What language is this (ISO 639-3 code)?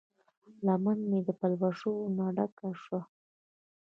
pus